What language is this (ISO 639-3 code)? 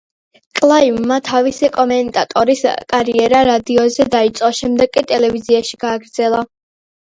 kat